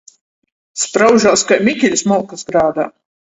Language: Latgalian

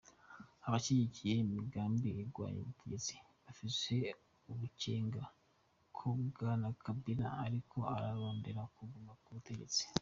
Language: Kinyarwanda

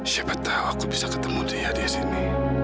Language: Indonesian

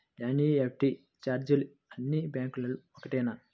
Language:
Telugu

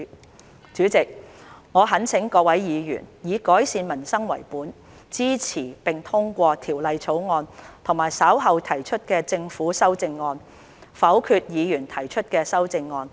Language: Cantonese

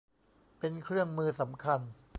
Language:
Thai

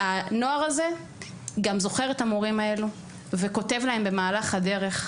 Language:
Hebrew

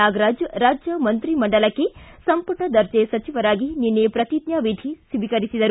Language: Kannada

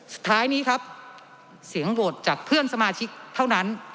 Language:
Thai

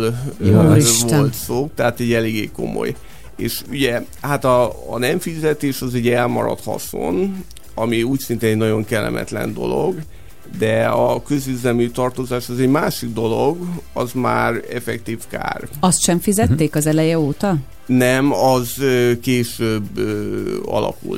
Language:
Hungarian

